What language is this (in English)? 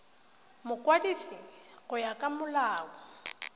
Tswana